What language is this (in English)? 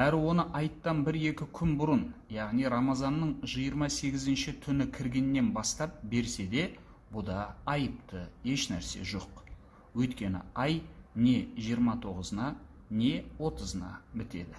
Turkish